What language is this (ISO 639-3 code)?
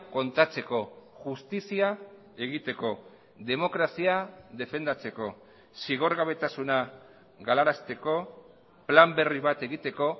eus